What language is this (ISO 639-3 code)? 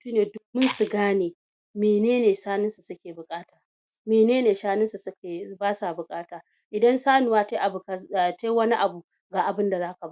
hau